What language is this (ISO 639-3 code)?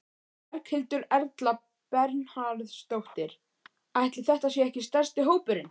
isl